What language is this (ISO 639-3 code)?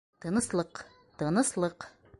bak